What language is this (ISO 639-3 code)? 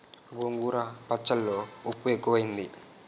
tel